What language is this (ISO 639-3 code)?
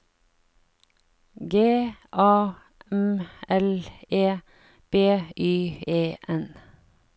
nor